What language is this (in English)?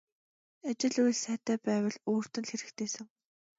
Mongolian